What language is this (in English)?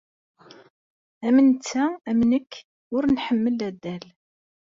Kabyle